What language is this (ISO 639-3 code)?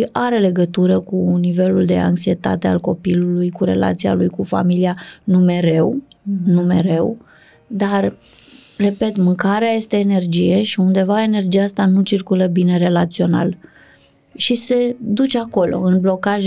ron